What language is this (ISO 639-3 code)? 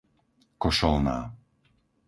slk